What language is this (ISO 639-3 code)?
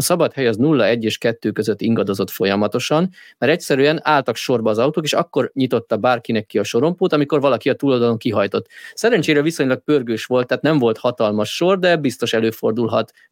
hun